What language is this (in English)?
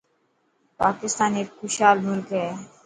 Dhatki